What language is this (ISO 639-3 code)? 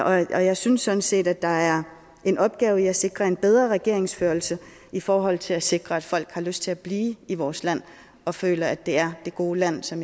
dan